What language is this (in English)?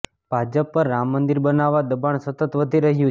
Gujarati